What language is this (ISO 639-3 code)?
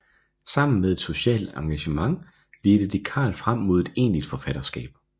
dan